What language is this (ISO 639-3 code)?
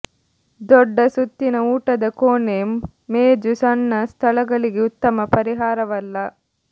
kan